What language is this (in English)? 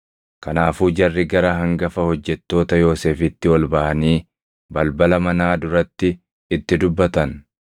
Oromo